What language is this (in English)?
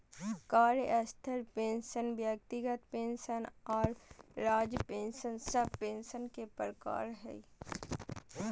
Magahi